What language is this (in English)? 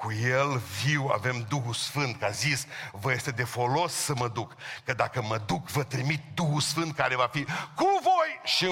Romanian